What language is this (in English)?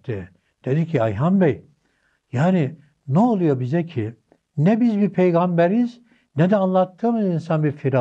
Turkish